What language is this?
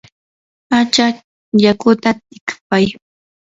Yanahuanca Pasco Quechua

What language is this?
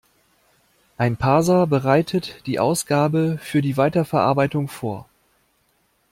German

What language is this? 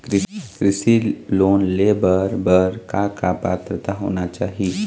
Chhattisgarhi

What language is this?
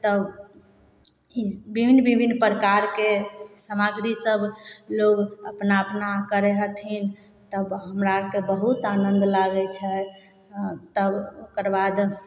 Maithili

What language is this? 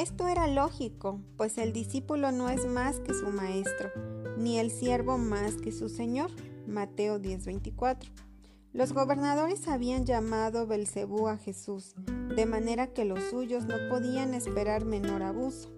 Spanish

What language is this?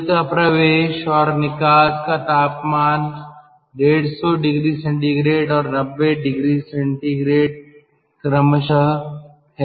Hindi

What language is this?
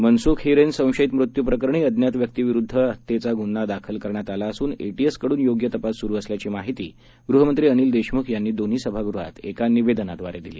Marathi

